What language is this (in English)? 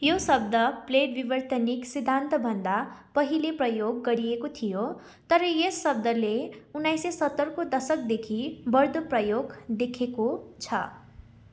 Nepali